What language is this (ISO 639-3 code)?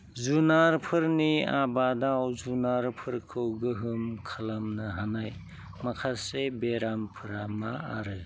brx